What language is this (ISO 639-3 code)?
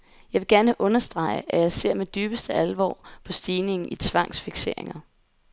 dan